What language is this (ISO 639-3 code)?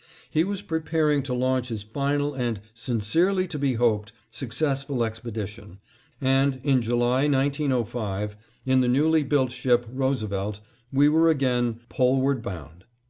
eng